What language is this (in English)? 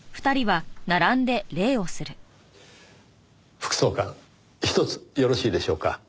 Japanese